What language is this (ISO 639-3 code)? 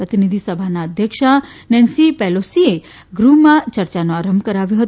guj